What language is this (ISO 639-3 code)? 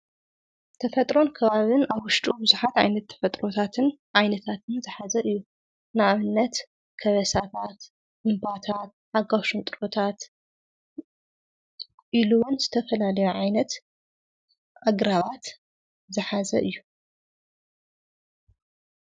tir